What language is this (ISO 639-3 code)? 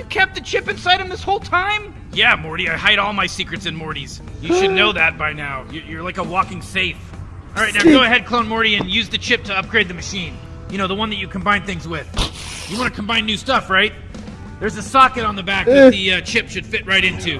tur